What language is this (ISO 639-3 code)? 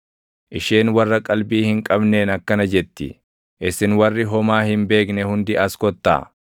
orm